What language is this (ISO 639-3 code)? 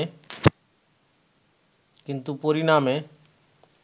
ben